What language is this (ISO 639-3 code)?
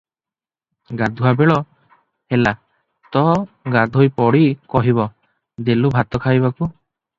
ori